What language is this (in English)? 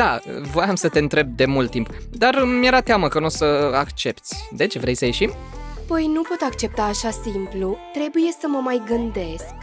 Romanian